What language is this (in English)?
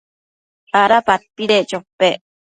Matsés